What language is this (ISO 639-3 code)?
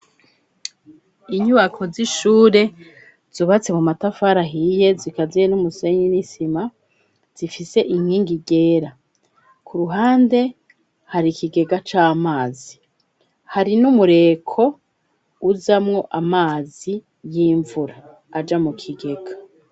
run